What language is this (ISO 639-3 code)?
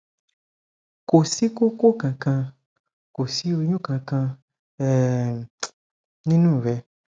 yor